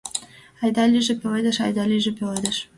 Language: Mari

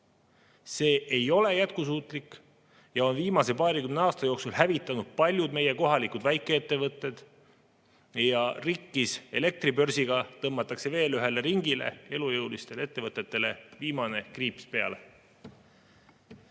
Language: Estonian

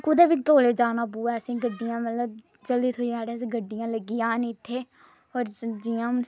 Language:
Dogri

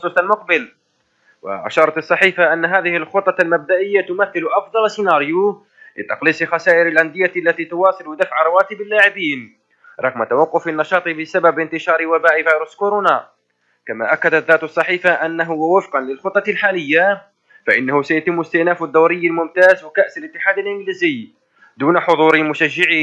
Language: Arabic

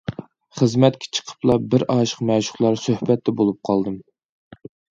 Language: Uyghur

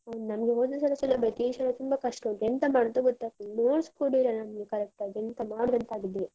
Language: Kannada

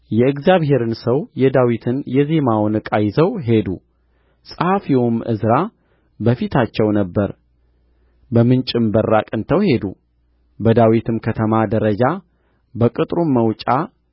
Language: Amharic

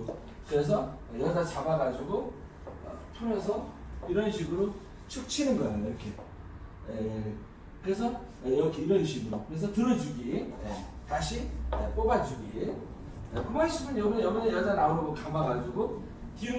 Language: Korean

